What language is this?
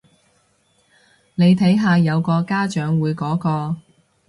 Cantonese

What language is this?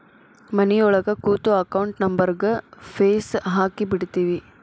Kannada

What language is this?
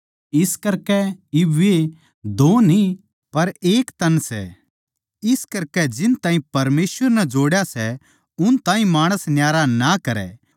Haryanvi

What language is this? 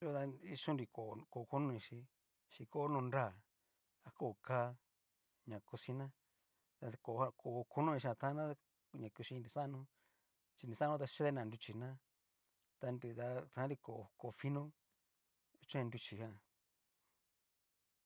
Cacaloxtepec Mixtec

